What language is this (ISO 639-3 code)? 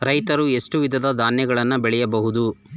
kan